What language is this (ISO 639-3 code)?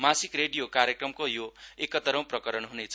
nep